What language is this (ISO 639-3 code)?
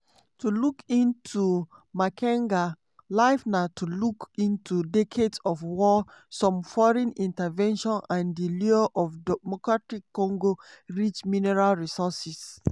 pcm